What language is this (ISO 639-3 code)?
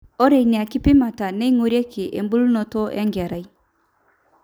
mas